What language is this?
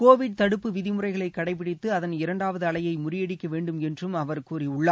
Tamil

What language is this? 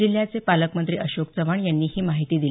Marathi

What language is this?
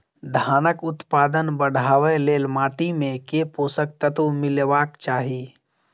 Maithili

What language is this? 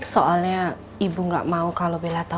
Indonesian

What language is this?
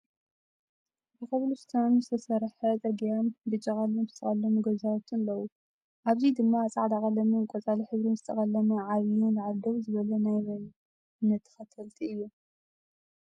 Tigrinya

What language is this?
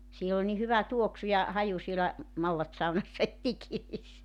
Finnish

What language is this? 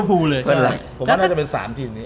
Thai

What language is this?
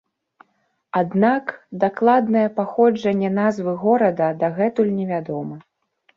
Belarusian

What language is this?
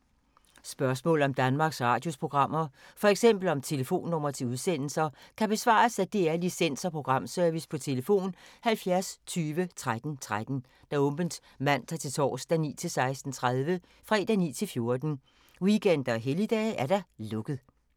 Danish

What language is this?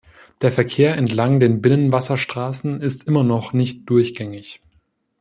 German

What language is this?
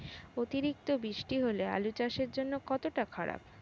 Bangla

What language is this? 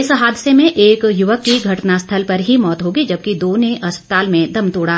Hindi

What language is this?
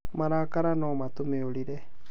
Kikuyu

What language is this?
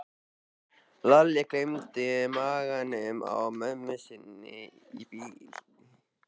Icelandic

